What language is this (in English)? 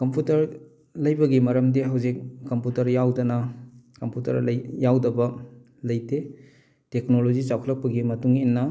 Manipuri